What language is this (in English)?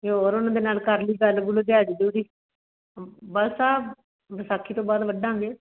Punjabi